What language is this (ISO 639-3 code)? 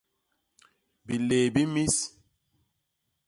bas